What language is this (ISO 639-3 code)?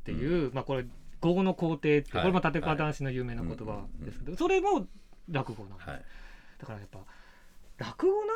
jpn